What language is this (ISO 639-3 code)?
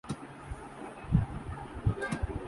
urd